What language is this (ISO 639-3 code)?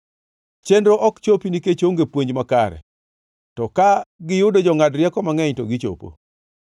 luo